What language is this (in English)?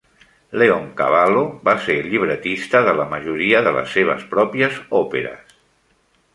Catalan